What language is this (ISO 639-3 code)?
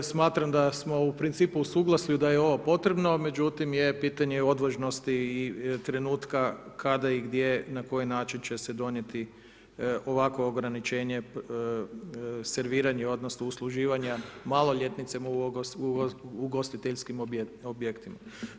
hrv